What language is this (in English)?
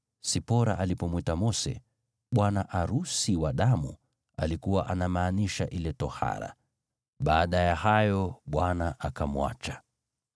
Swahili